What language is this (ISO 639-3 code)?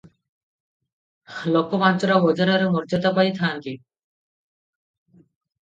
ori